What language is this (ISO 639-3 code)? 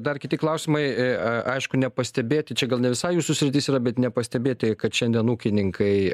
lit